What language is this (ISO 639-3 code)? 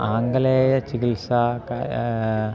san